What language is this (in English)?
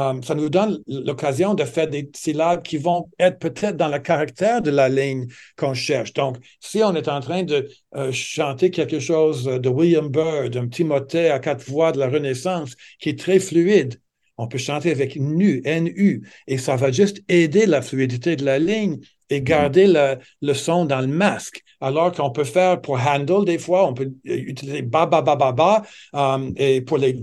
French